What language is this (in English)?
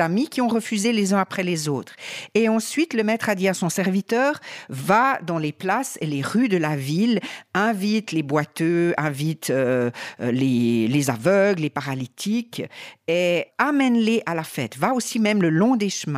French